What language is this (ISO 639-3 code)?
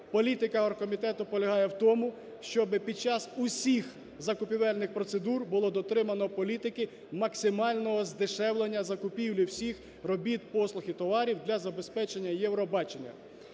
ukr